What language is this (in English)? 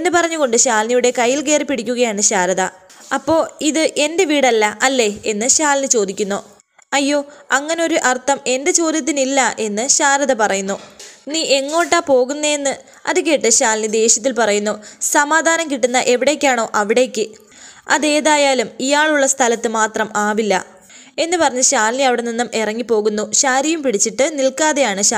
Romanian